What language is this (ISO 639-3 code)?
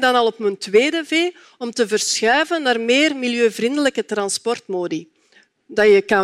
nld